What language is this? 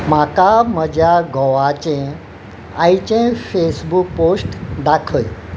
Konkani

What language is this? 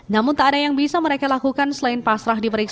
Indonesian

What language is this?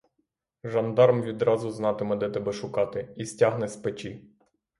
Ukrainian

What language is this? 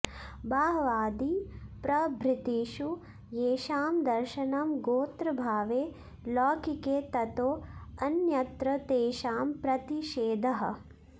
Sanskrit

